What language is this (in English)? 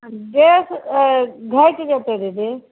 Maithili